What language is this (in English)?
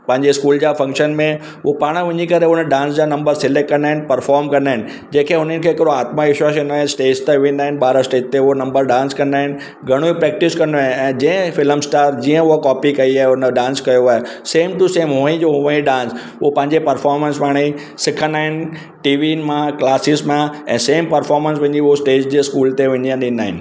Sindhi